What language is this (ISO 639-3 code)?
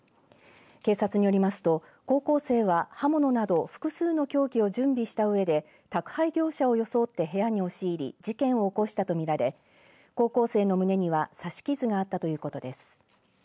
jpn